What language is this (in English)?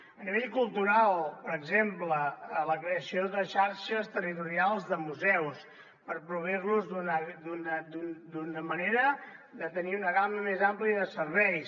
Catalan